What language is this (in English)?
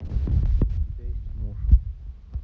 Russian